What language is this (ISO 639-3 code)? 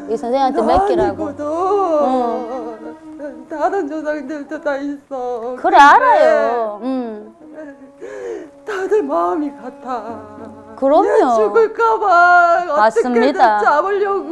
kor